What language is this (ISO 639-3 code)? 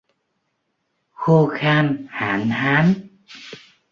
vie